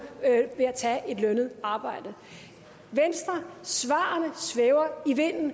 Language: Danish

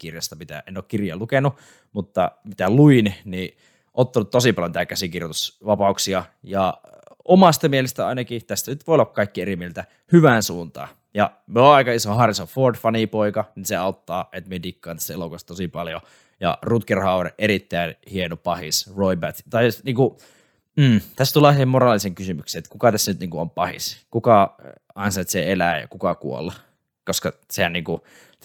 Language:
Finnish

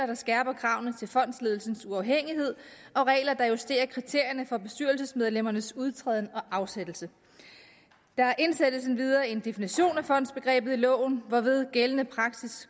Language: Danish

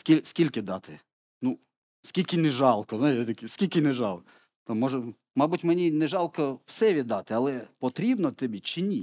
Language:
Ukrainian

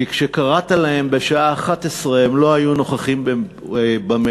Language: Hebrew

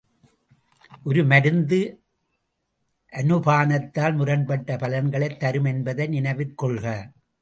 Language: Tamil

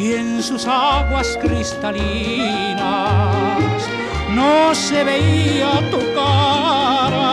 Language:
Spanish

